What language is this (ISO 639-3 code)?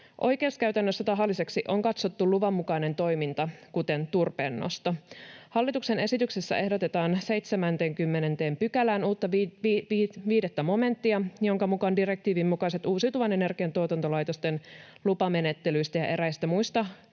fin